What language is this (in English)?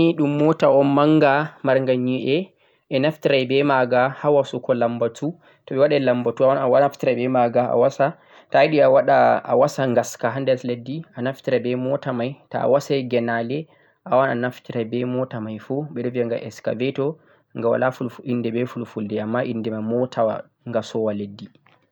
Central-Eastern Niger Fulfulde